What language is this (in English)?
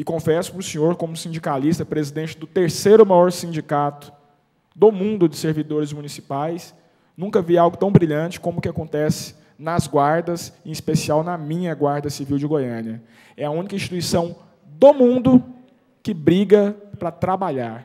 Portuguese